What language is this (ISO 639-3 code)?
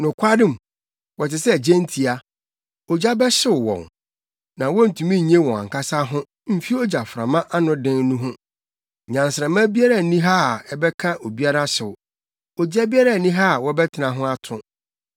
aka